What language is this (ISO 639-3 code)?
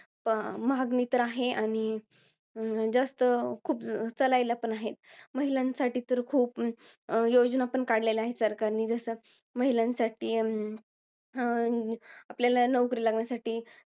mar